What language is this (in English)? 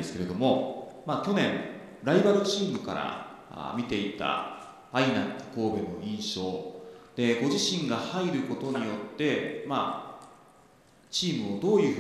Japanese